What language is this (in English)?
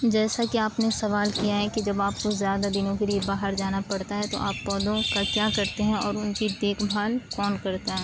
Urdu